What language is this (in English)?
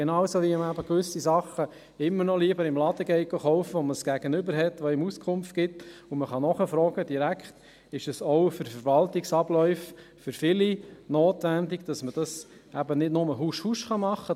Swiss German